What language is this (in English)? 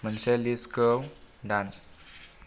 Bodo